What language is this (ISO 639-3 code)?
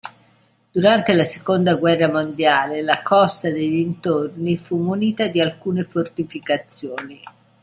ita